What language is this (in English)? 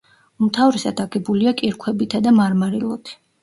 Georgian